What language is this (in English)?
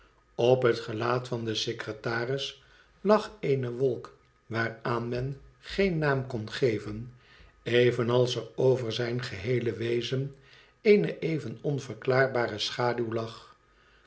Dutch